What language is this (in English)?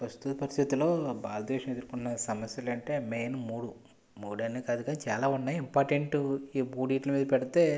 Telugu